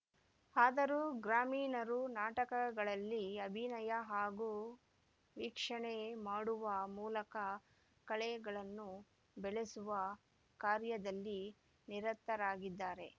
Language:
Kannada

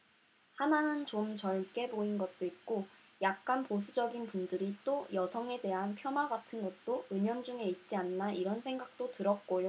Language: Korean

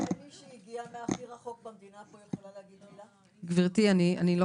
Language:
Hebrew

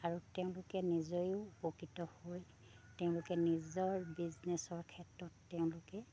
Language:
Assamese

